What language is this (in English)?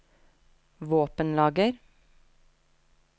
Norwegian